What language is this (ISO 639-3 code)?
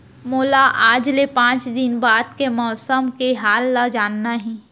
hne